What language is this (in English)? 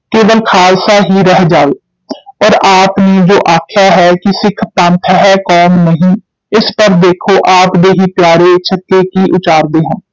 Punjabi